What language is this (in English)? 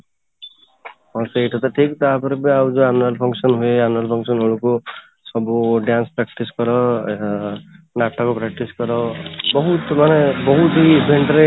Odia